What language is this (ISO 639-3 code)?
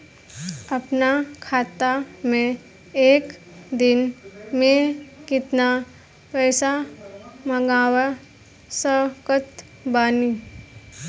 bho